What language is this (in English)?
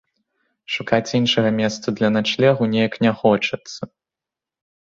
Belarusian